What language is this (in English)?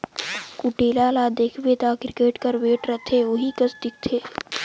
Chhattisgarhi